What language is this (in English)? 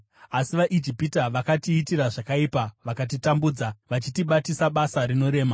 Shona